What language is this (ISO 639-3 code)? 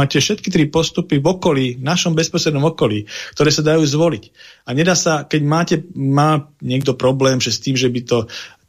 slk